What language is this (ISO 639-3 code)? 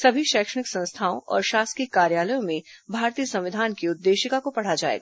hin